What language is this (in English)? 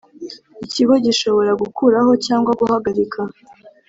Kinyarwanda